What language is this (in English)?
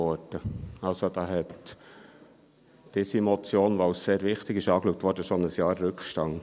Swiss German